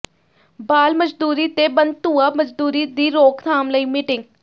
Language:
Punjabi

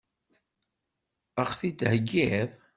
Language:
Kabyle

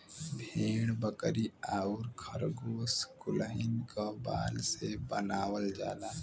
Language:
Bhojpuri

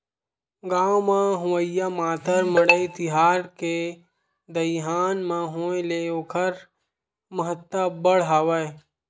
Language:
Chhattisgarhi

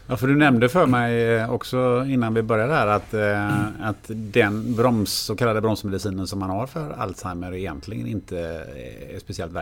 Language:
Swedish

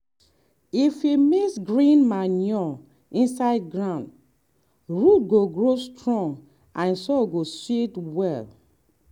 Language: Nigerian Pidgin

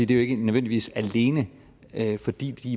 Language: Danish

